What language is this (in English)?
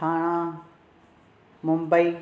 Sindhi